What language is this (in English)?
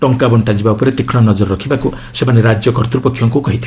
Odia